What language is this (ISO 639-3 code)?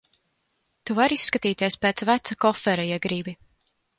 lav